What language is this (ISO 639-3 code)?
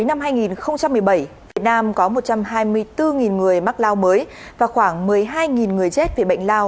vie